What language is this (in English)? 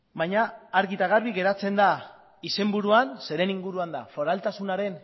Basque